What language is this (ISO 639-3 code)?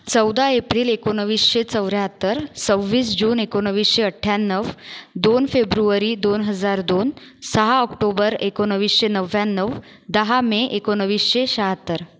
mar